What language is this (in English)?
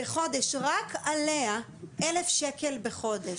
Hebrew